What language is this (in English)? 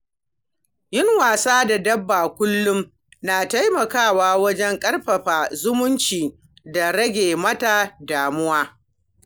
Hausa